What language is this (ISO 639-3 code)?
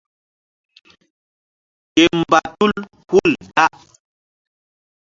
mdd